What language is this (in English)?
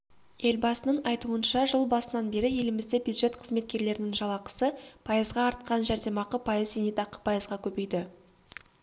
Kazakh